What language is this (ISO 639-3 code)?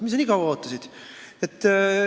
est